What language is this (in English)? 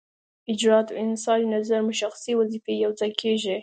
Pashto